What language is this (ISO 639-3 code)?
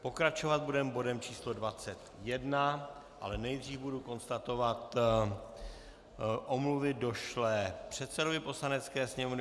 ces